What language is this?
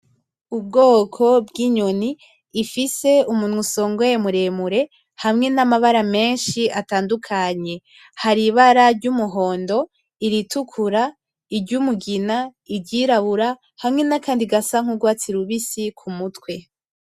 Rundi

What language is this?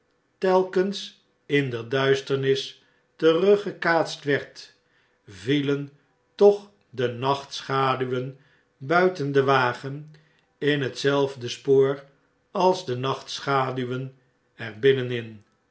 Dutch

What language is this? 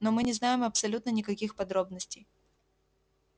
Russian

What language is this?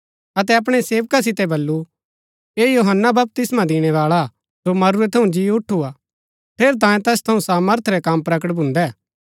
Gaddi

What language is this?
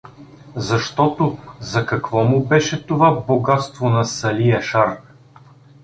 Bulgarian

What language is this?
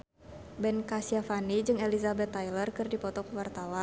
Sundanese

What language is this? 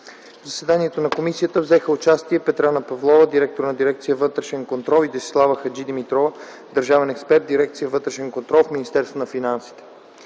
Bulgarian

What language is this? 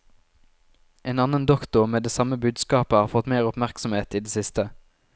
Norwegian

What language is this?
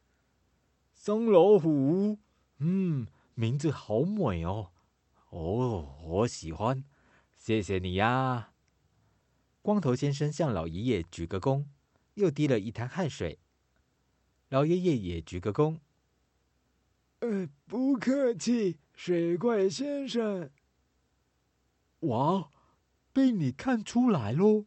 Chinese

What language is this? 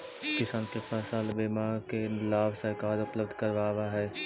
Magahi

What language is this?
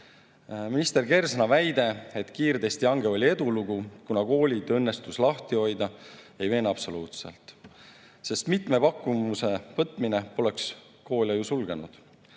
Estonian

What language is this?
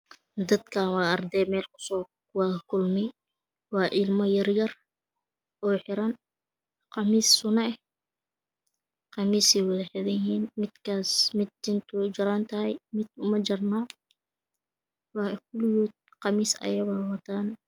Somali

